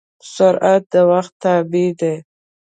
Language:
Pashto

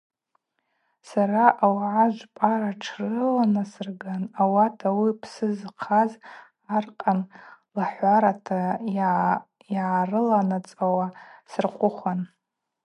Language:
Abaza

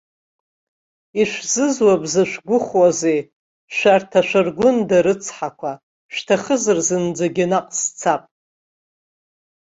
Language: Abkhazian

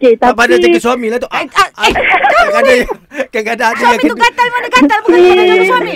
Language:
Malay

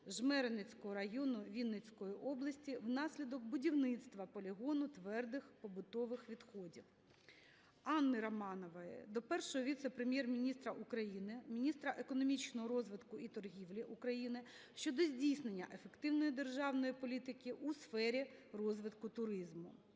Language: Ukrainian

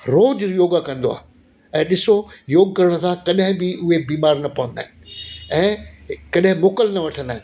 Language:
Sindhi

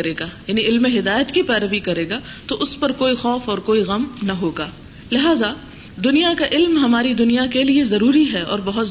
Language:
Urdu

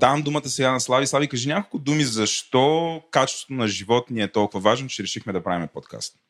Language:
Bulgarian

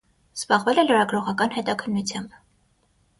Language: Armenian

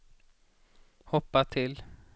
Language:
Swedish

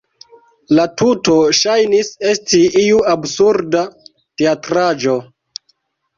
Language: Esperanto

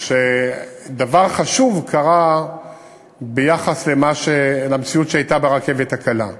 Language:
Hebrew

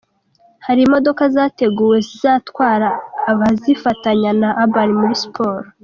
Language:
Kinyarwanda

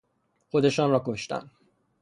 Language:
Persian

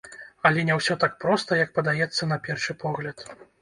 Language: Belarusian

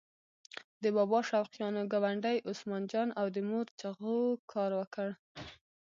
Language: Pashto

